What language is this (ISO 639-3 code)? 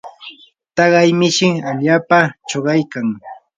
qur